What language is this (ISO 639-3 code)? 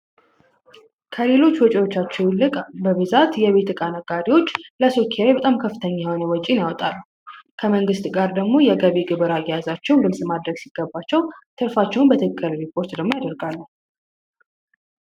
amh